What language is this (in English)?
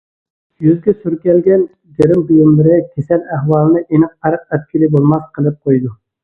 Uyghur